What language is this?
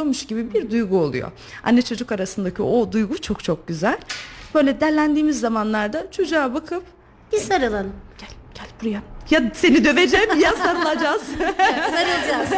Turkish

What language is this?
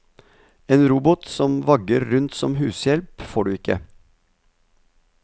Norwegian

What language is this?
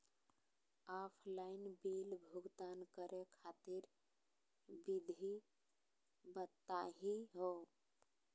Magahi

